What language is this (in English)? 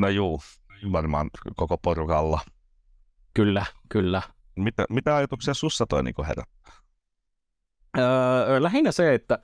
Finnish